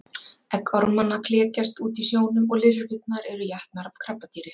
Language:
Icelandic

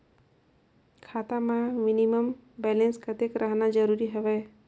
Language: Chhattisgarhi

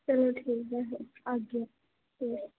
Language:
Dogri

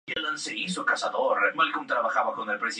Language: Spanish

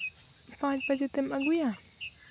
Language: Santali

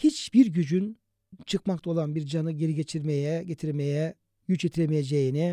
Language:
Turkish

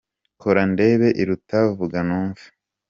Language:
Kinyarwanda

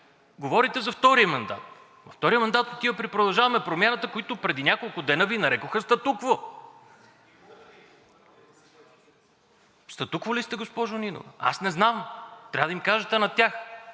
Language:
Bulgarian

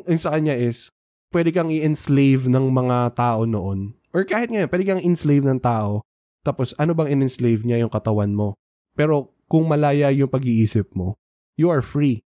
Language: Filipino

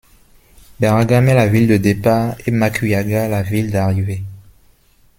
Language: French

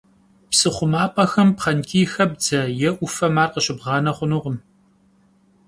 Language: Kabardian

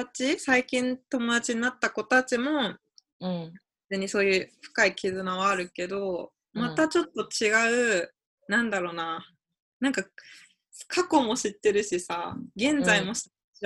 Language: Japanese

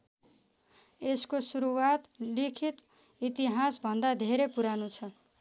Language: Nepali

